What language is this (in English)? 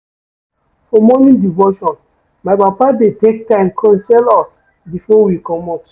Nigerian Pidgin